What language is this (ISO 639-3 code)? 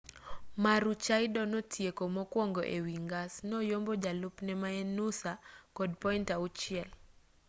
luo